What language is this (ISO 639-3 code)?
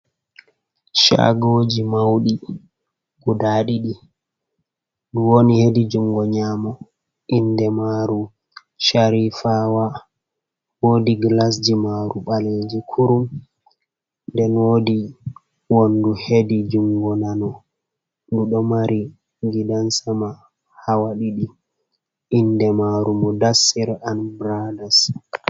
ful